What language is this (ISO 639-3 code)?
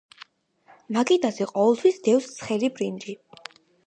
kat